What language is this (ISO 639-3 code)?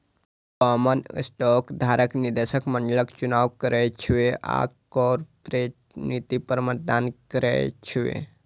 mai